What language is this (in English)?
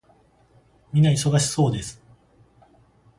Japanese